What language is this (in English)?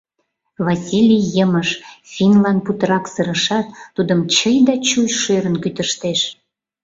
Mari